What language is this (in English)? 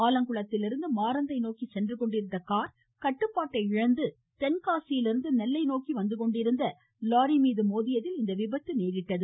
Tamil